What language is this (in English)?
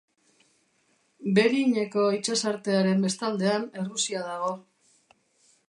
Basque